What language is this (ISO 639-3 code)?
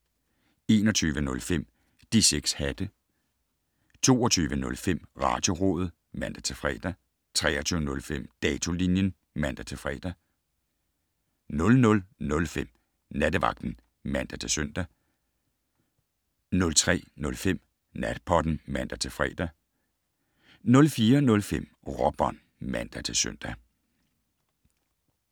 dan